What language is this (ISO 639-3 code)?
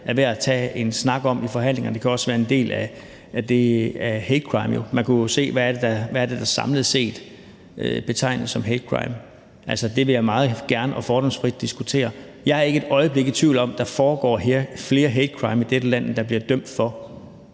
dan